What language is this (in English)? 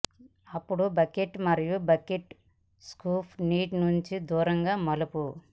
Telugu